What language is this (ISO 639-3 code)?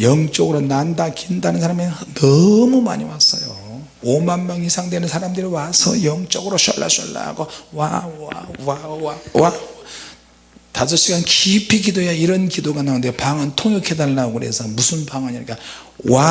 kor